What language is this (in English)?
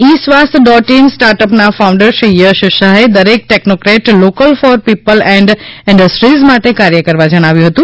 Gujarati